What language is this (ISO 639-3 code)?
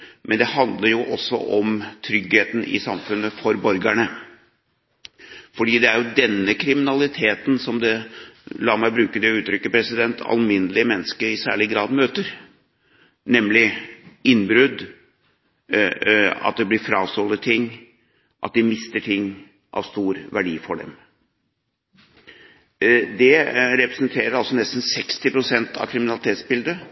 nob